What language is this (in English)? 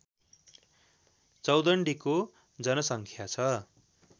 Nepali